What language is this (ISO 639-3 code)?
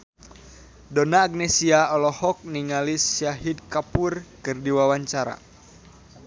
sun